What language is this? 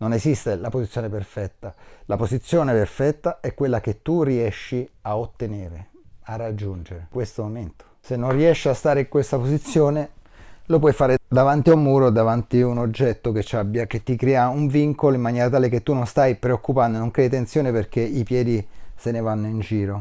Italian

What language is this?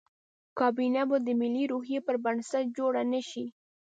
Pashto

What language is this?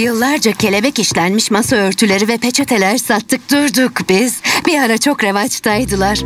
Turkish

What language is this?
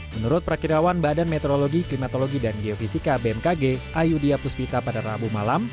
Indonesian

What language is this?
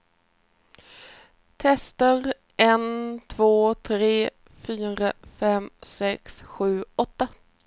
Swedish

